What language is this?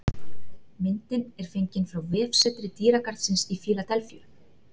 Icelandic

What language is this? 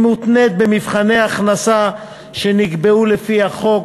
Hebrew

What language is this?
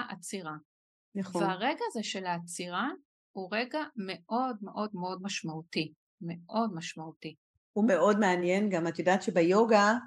Hebrew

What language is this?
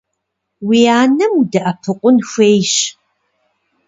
Kabardian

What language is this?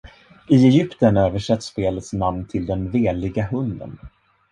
Swedish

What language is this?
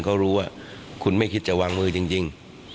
Thai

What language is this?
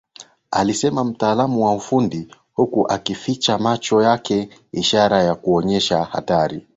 Swahili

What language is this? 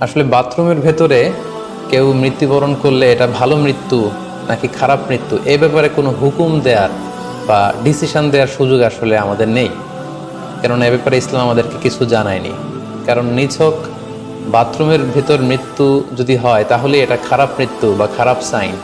Bangla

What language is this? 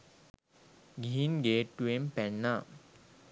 Sinhala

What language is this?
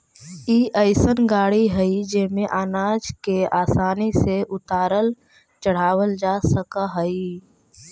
Magahi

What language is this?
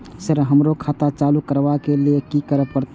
Maithili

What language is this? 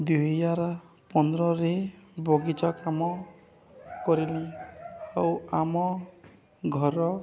Odia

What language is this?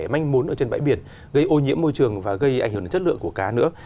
Vietnamese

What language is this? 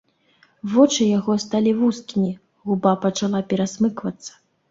Belarusian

